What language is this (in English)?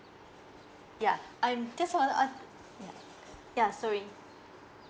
English